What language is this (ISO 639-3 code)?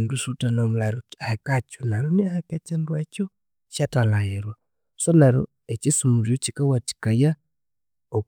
koo